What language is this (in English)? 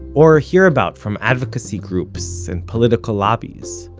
English